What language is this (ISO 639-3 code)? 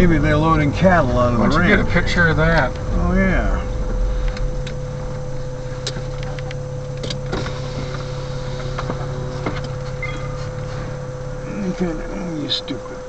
eng